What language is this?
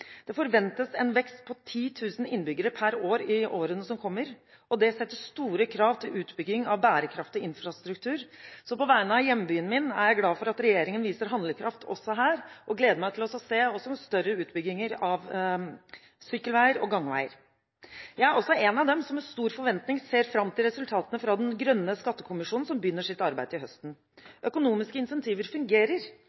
Norwegian Bokmål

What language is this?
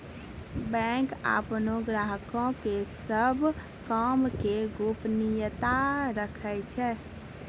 Maithili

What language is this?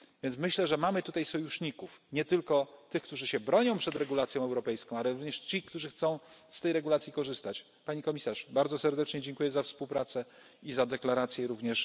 Polish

